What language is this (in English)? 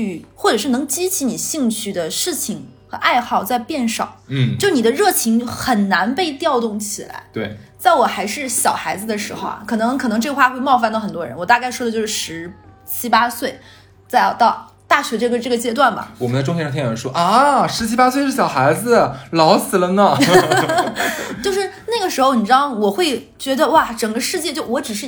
Chinese